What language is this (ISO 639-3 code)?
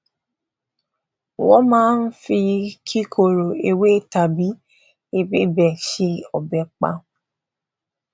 yor